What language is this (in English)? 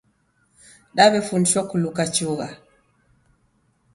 Taita